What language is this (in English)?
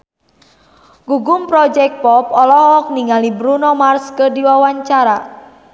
Sundanese